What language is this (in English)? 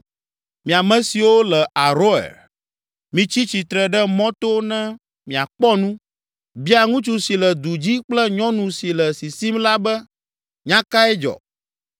Ewe